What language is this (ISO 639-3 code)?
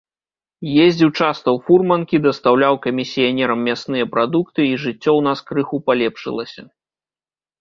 bel